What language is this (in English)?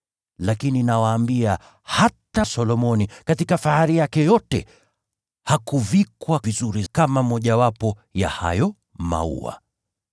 Swahili